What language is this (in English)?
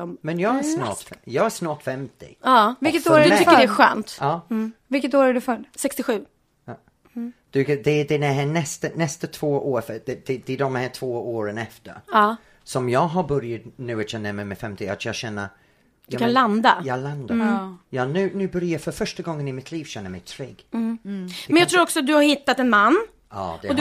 Swedish